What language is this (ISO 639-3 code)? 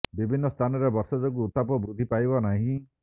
ori